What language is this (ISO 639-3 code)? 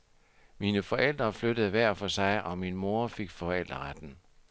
dan